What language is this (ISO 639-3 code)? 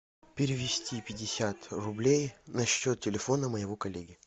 rus